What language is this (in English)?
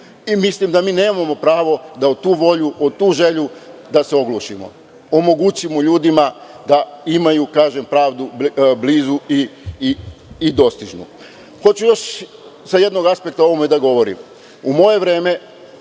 Serbian